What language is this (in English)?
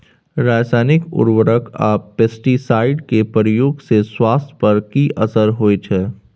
Maithili